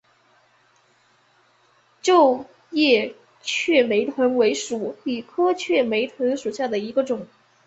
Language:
Chinese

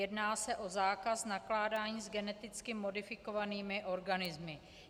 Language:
Czech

